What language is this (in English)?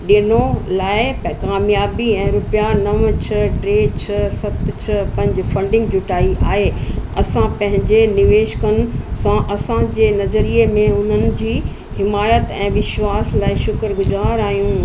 Sindhi